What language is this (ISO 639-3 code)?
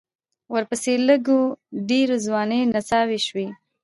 pus